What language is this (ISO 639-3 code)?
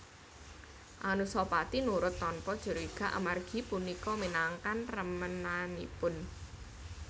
jav